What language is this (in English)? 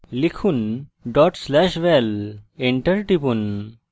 Bangla